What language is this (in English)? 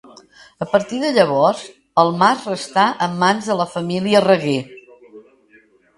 Catalan